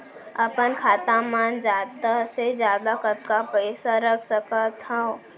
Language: Chhattisgarhi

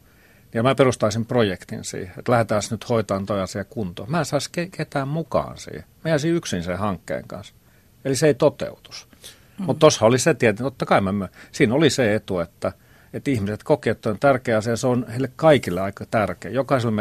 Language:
Finnish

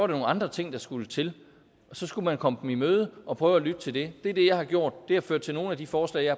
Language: Danish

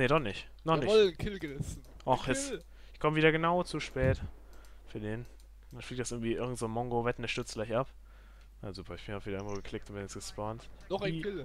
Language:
German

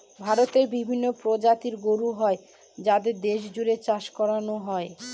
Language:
Bangla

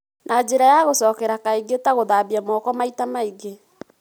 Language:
Kikuyu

